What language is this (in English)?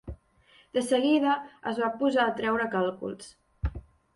Catalan